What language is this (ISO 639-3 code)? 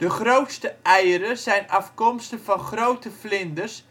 nld